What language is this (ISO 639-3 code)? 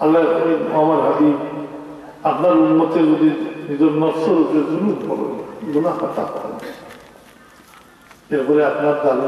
tur